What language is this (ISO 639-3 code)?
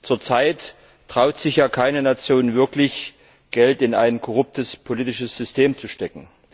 deu